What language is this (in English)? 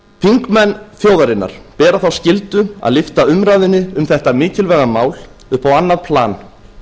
Icelandic